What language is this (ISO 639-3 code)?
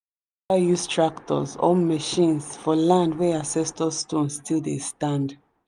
pcm